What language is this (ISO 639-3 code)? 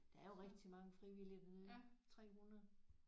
dan